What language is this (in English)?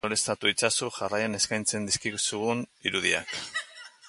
Basque